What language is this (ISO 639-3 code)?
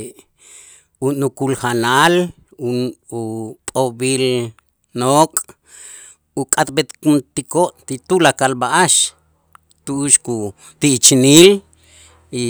itz